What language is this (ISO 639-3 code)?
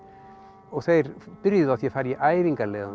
isl